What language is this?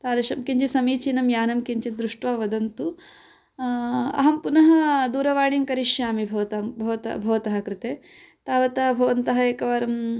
Sanskrit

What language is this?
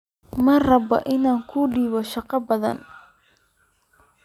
Somali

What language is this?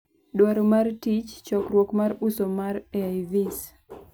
Luo (Kenya and Tanzania)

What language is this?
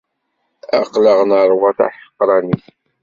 Kabyle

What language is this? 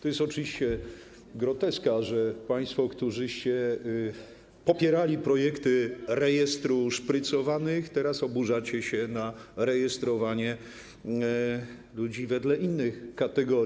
Polish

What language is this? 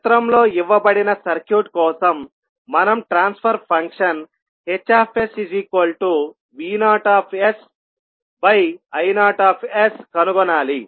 Telugu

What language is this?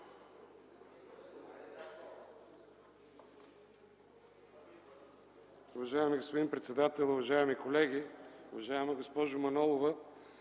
Bulgarian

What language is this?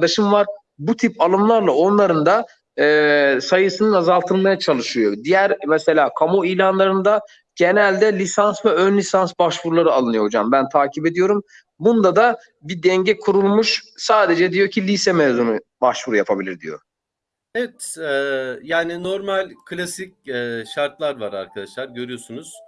Turkish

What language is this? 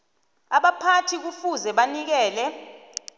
South Ndebele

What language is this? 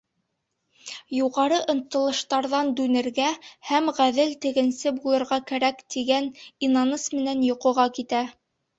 Bashkir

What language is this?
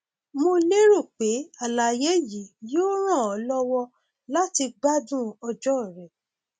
Yoruba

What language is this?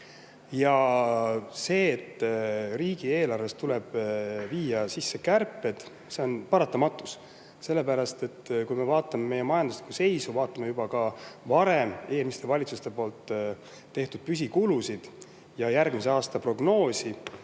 Estonian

